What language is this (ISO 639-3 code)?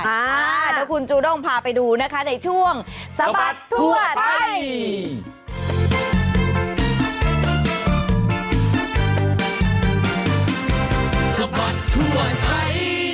tha